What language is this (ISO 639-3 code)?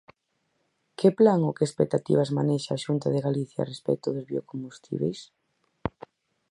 glg